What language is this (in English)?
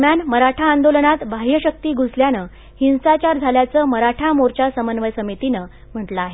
Marathi